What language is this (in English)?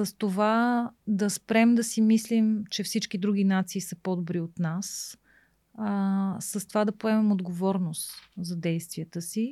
Bulgarian